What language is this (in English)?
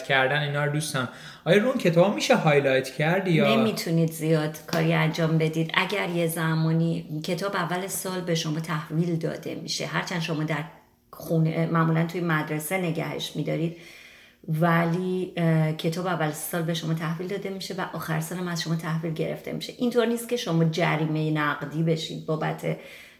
Persian